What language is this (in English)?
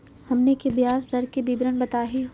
Magahi